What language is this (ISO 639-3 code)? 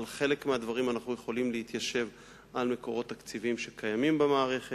heb